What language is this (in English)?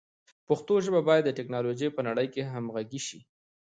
Pashto